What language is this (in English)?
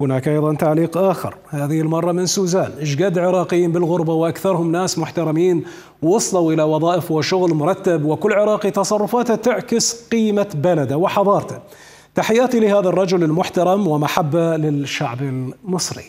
Arabic